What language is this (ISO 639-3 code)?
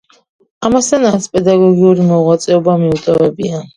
kat